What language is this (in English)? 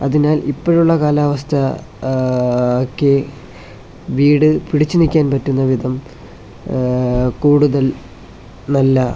Malayalam